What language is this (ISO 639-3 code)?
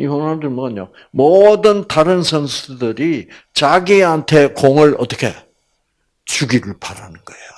kor